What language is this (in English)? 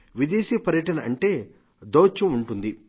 Telugu